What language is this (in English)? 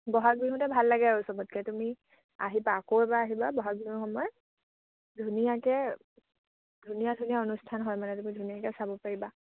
Assamese